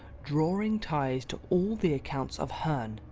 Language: English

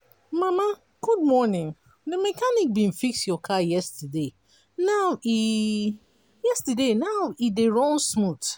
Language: Nigerian Pidgin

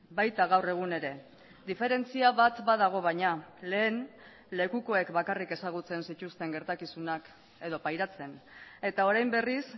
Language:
Basque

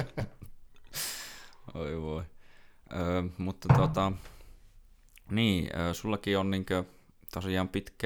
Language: Finnish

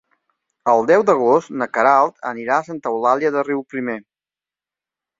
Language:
Catalan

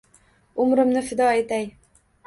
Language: Uzbek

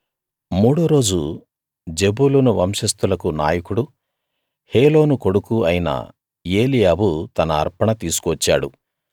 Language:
Telugu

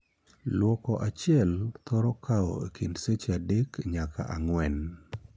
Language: Luo (Kenya and Tanzania)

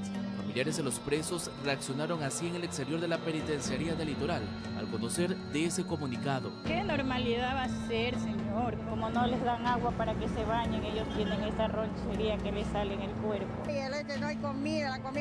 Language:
Spanish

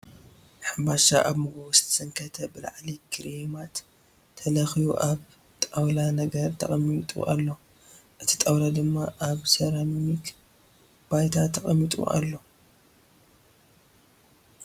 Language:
Tigrinya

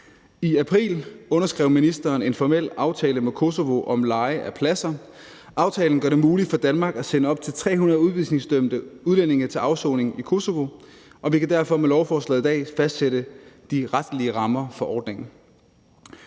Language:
Danish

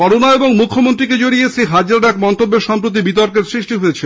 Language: Bangla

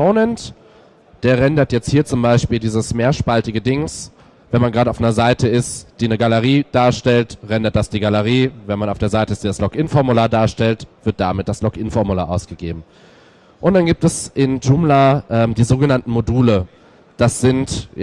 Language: German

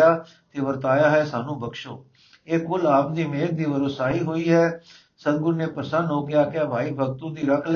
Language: Punjabi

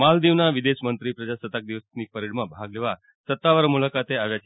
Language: Gujarati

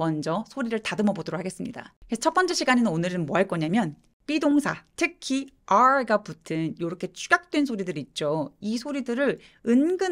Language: Korean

